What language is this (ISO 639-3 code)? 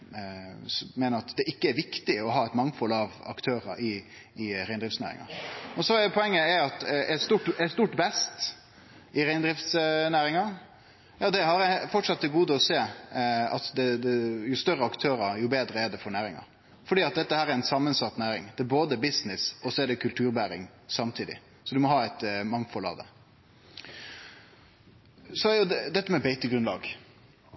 nno